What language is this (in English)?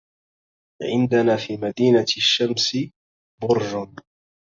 Arabic